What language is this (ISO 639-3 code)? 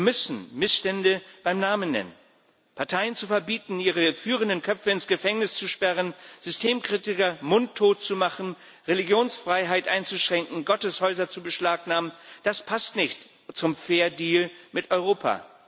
deu